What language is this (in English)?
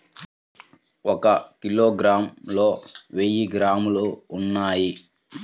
Telugu